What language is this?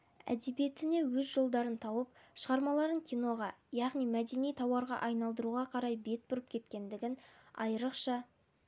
Kazakh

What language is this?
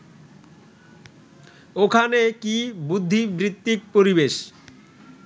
Bangla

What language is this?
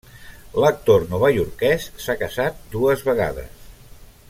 Catalan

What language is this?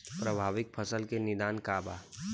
Bhojpuri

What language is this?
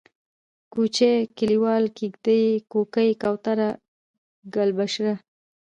Pashto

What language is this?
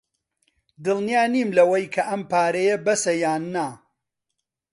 Central Kurdish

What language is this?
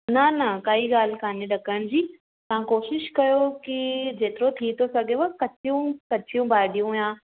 Sindhi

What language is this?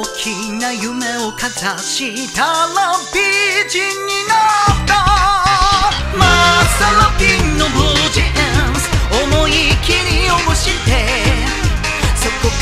Vietnamese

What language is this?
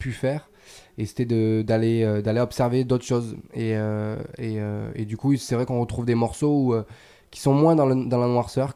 French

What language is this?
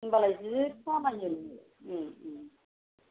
Bodo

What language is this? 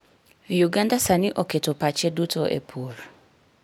Luo (Kenya and Tanzania)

